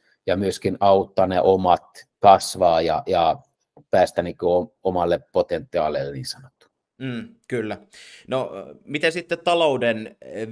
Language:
Finnish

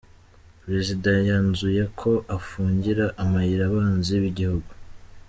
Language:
Kinyarwanda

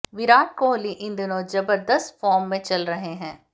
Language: Hindi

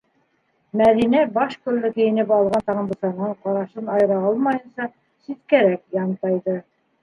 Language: Bashkir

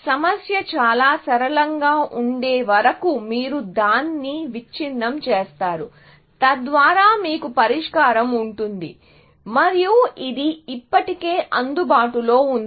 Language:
Telugu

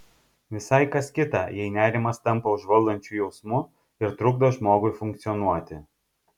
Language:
Lithuanian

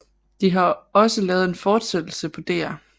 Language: Danish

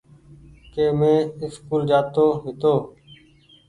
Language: Goaria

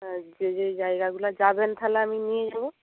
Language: Bangla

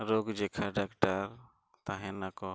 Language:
Santali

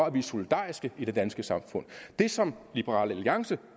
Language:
Danish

